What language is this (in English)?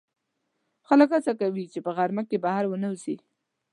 Pashto